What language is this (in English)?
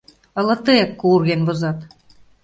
Mari